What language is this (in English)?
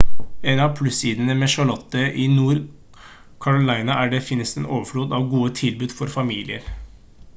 Norwegian Bokmål